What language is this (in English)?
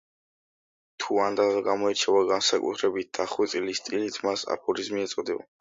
Georgian